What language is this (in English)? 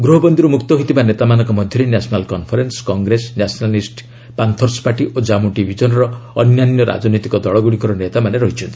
Odia